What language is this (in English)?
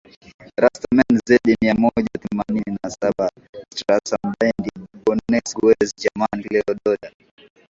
Swahili